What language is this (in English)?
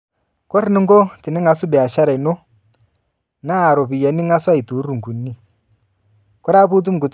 Masai